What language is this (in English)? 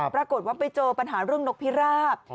Thai